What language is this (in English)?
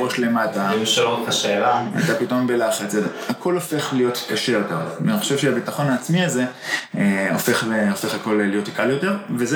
Hebrew